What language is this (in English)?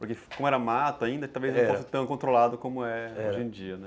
Portuguese